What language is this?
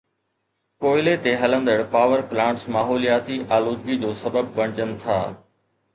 Sindhi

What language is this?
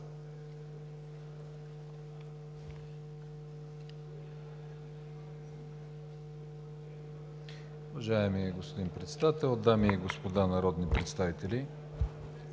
Bulgarian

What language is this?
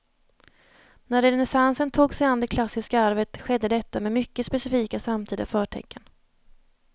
Swedish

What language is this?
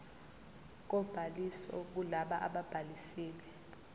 Zulu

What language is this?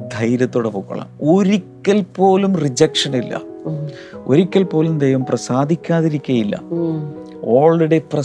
Malayalam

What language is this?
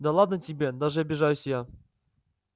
Russian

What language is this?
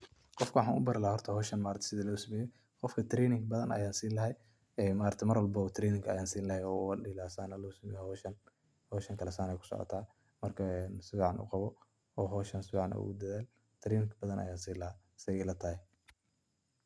Somali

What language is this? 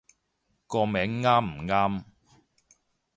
Cantonese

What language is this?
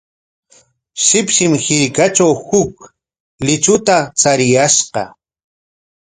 Corongo Ancash Quechua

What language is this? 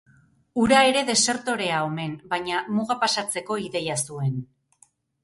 Basque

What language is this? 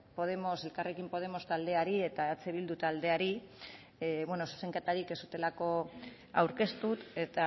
Basque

